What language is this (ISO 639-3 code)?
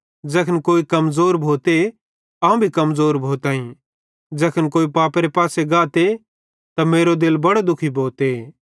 bhd